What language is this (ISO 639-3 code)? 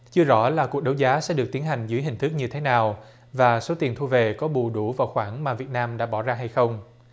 vie